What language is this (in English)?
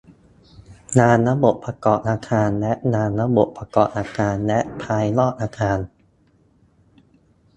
Thai